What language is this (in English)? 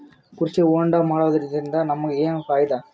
Kannada